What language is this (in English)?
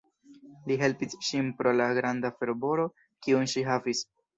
Esperanto